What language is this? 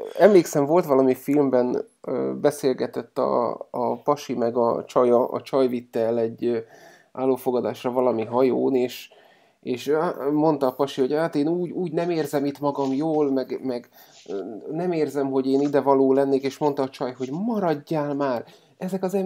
Hungarian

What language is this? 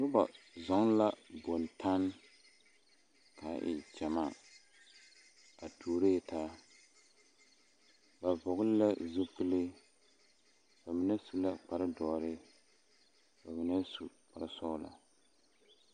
Southern Dagaare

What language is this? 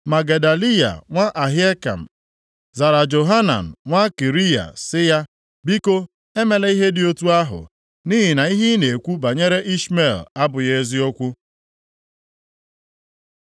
Igbo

